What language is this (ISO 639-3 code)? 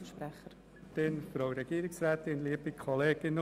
gsw